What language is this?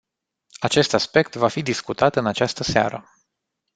Romanian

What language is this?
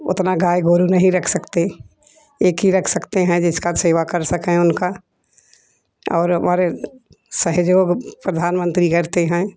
Hindi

